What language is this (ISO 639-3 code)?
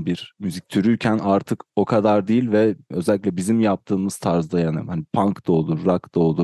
tur